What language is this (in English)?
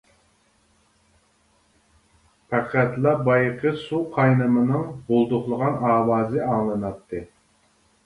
Uyghur